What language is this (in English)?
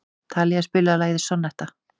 Icelandic